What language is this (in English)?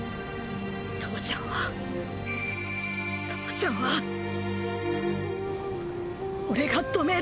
Japanese